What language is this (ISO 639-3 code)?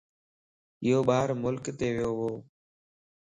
lss